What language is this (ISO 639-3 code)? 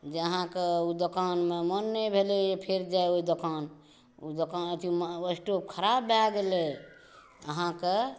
mai